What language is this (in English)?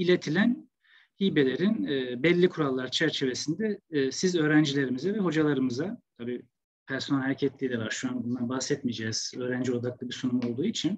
Turkish